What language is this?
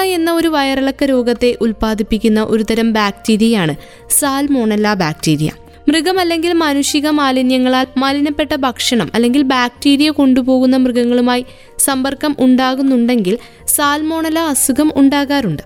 Malayalam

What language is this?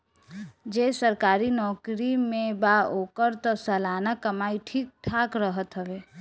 Bhojpuri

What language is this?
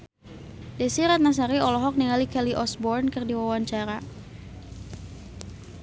Sundanese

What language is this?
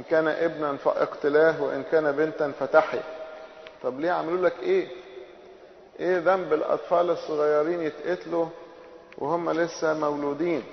Arabic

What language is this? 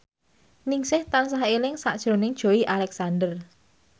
Javanese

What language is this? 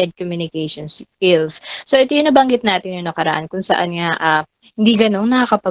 Filipino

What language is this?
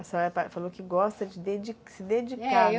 Portuguese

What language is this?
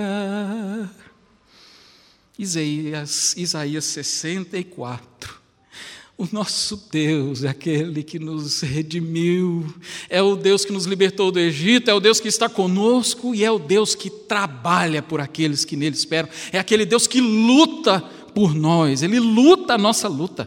Portuguese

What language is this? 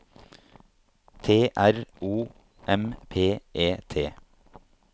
Norwegian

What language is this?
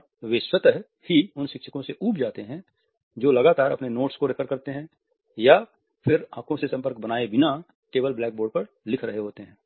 Hindi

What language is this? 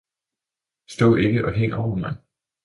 Danish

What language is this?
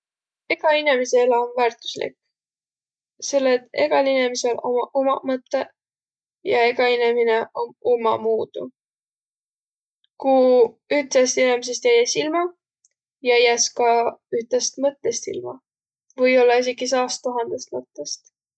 Võro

